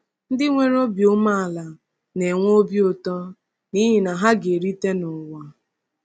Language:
Igbo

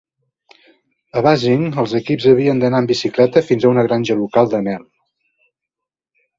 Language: Catalan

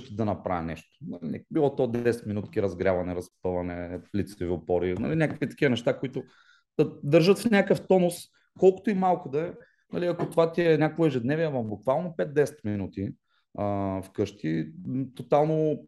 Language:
Bulgarian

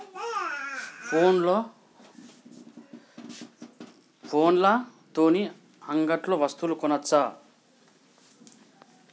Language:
Telugu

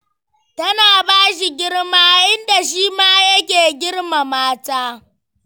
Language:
Hausa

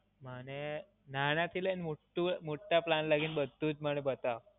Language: Gujarati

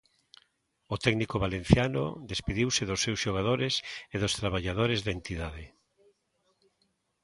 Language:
Galician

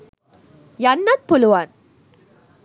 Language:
Sinhala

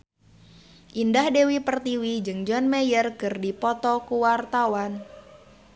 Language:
Sundanese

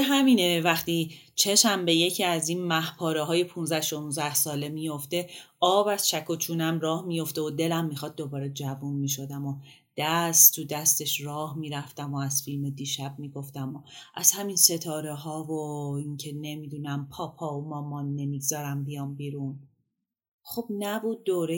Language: Persian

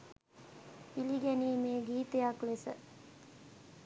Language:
Sinhala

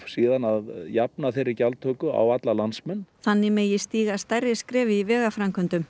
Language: Icelandic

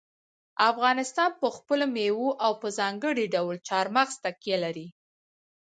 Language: Pashto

